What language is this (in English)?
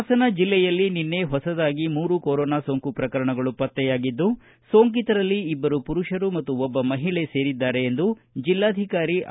Kannada